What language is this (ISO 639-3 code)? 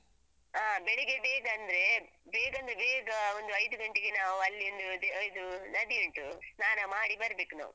kan